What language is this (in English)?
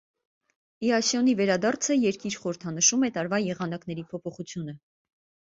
Armenian